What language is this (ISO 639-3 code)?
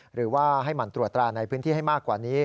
tha